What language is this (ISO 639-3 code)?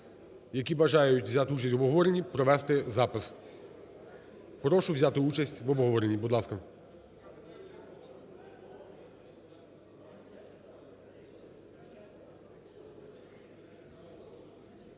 ukr